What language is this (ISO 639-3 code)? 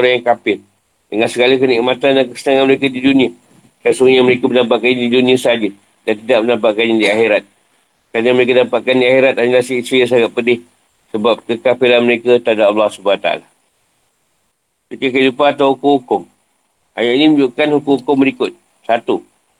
msa